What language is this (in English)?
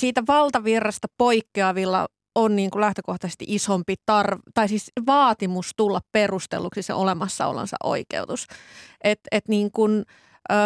Finnish